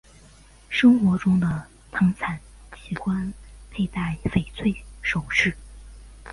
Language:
Chinese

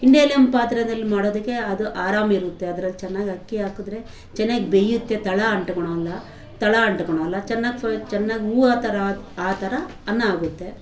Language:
Kannada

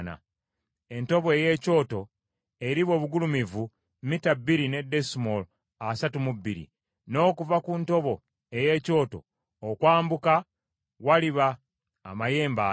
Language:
Ganda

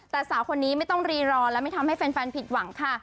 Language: Thai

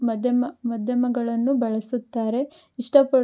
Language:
Kannada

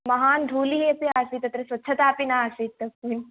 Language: Sanskrit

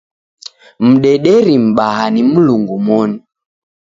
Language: Taita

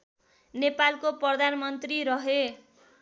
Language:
Nepali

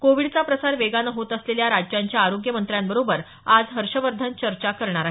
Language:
Marathi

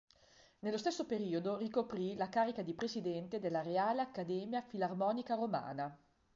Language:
Italian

